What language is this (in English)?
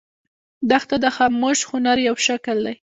Pashto